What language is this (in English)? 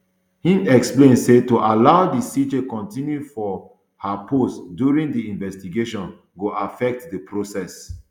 Nigerian Pidgin